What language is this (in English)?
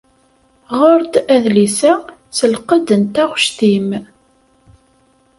Kabyle